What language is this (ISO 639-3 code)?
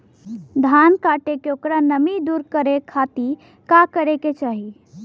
bho